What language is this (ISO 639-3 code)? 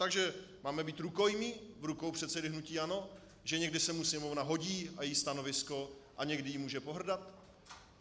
ces